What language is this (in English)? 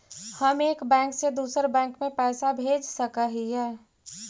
Magahi